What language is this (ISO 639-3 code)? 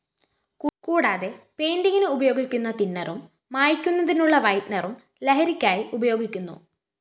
mal